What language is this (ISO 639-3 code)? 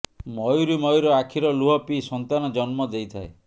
ori